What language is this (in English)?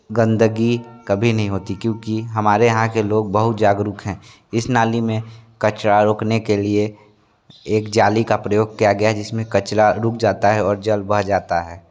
Hindi